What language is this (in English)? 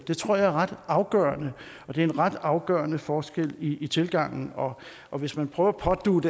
Danish